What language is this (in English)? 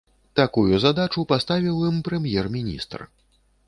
Belarusian